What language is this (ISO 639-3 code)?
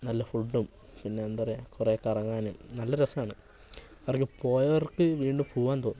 mal